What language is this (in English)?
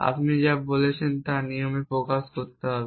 Bangla